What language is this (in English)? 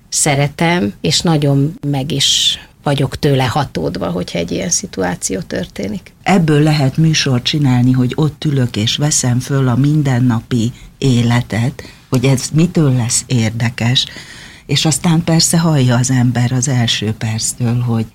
Hungarian